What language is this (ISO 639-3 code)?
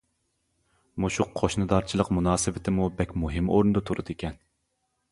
uig